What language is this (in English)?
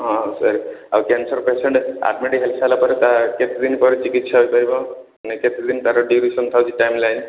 Odia